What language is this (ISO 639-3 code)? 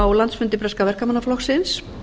isl